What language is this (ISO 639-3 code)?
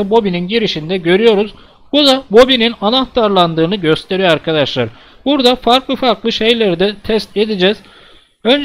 tur